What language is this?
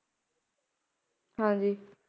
Punjabi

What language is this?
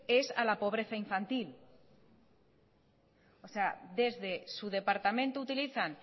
Spanish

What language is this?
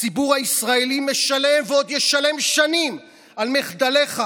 Hebrew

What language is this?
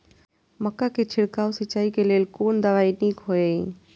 Maithili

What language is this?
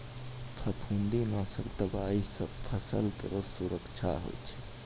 Maithili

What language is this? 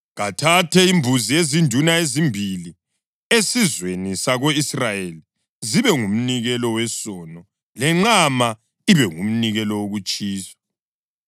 North Ndebele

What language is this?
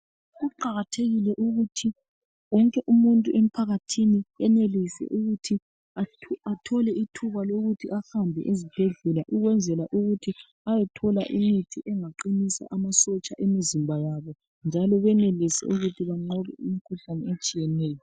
North Ndebele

